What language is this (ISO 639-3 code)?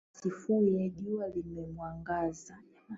swa